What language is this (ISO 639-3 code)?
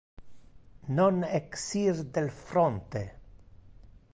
ina